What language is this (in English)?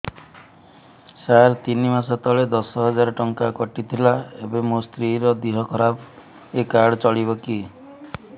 Odia